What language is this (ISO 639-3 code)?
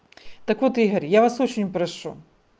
rus